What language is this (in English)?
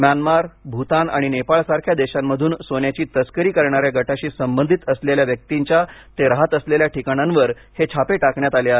Marathi